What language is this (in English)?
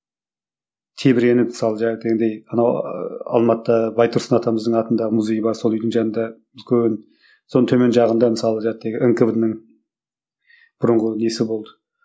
Kazakh